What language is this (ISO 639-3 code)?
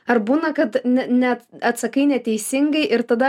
lit